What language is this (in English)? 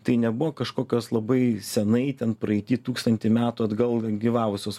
Lithuanian